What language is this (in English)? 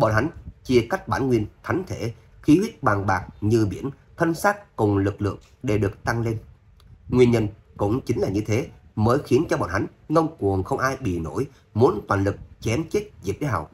Vietnamese